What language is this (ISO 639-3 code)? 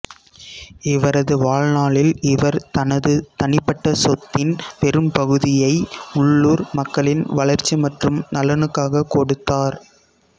tam